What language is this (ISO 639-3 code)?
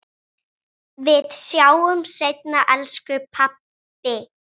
isl